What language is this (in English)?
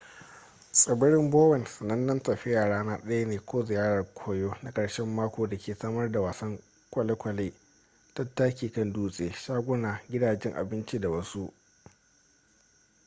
Hausa